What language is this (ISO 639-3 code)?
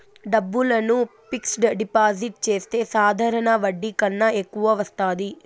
tel